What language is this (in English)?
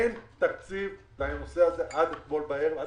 Hebrew